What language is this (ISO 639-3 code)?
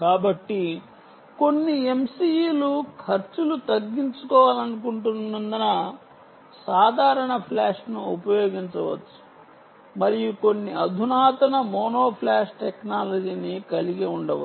tel